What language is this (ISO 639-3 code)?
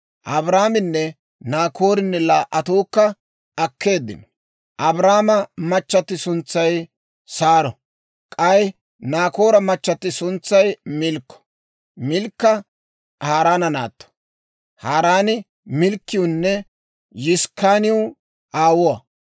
dwr